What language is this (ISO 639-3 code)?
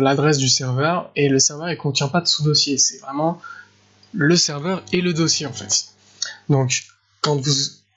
fra